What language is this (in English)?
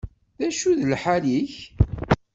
Kabyle